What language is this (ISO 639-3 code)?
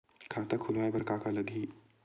hne